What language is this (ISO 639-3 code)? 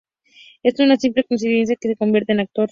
spa